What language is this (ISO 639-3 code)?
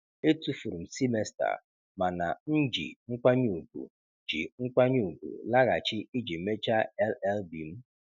ibo